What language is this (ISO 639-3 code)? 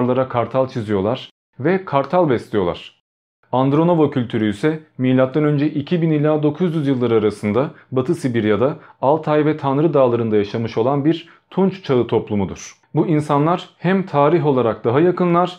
tur